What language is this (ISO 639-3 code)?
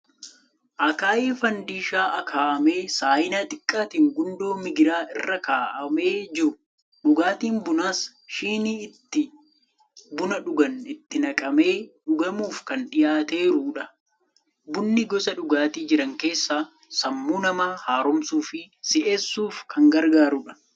orm